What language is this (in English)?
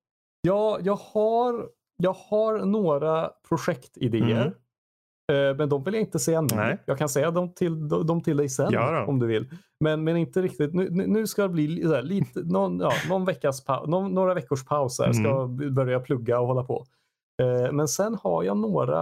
Swedish